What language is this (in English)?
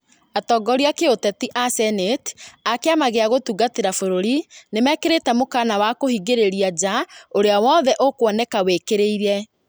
Kikuyu